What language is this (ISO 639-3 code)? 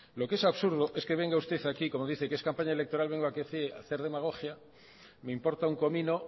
spa